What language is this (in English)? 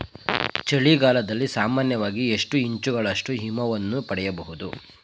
Kannada